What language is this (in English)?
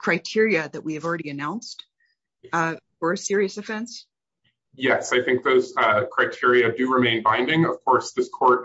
English